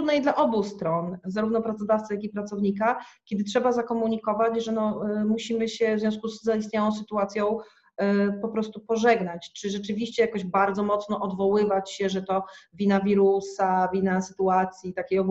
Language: Polish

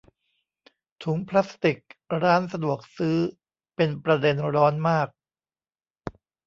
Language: Thai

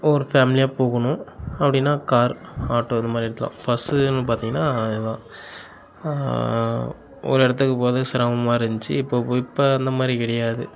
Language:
Tamil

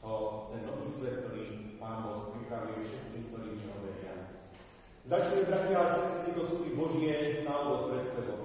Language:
Slovak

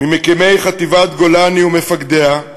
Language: Hebrew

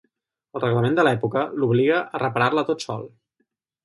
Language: Catalan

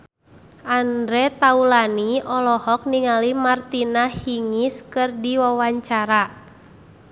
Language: Sundanese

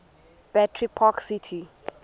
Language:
Xhosa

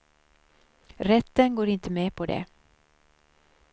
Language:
Swedish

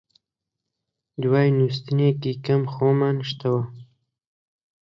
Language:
Central Kurdish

